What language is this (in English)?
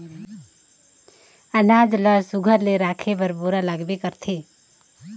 Chhattisgarhi